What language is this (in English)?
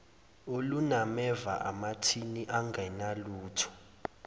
Zulu